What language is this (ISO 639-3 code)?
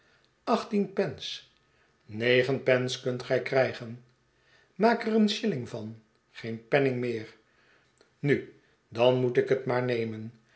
nld